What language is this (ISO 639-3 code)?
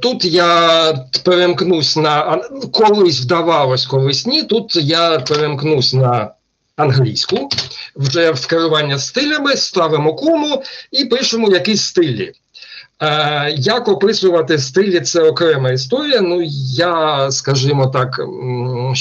ukr